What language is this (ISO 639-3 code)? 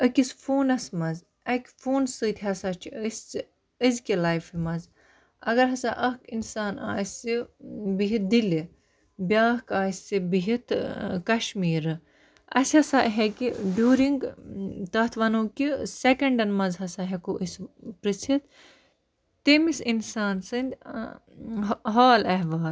kas